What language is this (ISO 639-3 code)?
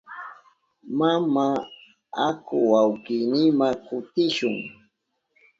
qup